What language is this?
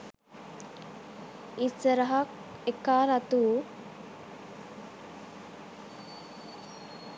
Sinhala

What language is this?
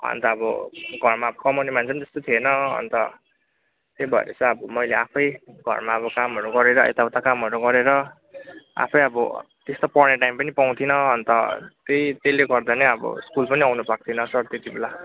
Nepali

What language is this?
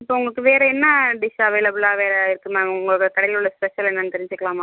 Tamil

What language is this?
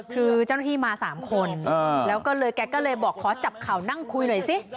Thai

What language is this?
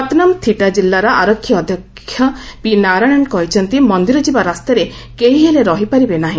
Odia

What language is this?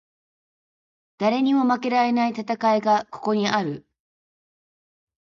Japanese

